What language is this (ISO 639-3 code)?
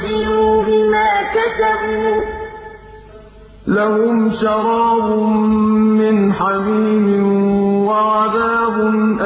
ara